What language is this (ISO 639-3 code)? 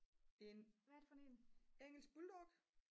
dan